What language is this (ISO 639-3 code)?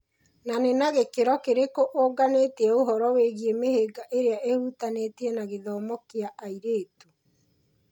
kik